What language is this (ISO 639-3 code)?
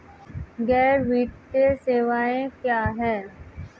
hin